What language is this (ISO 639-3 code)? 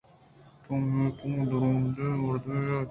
bgp